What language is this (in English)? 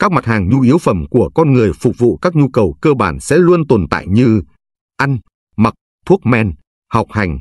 Vietnamese